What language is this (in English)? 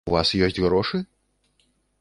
Belarusian